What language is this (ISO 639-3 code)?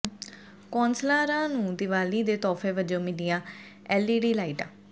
pan